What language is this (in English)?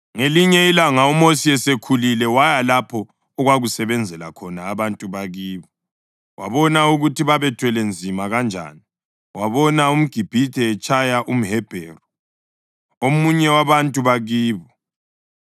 North Ndebele